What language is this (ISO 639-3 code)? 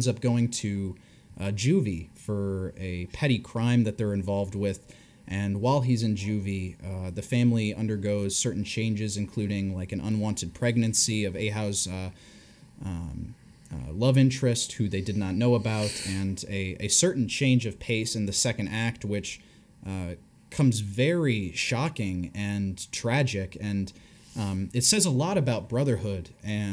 eng